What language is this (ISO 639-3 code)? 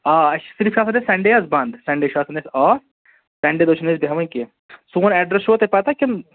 kas